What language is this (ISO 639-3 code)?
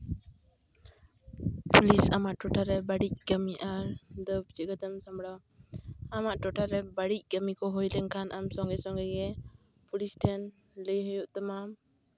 sat